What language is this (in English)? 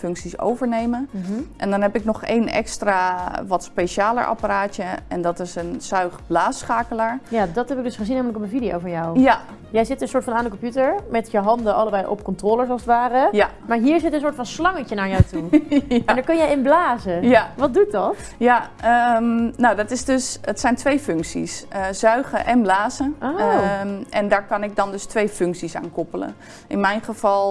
Dutch